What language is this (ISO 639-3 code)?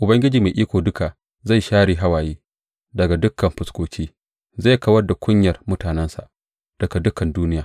hau